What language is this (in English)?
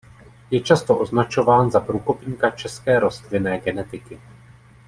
Czech